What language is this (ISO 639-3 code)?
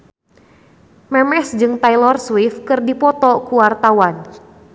sun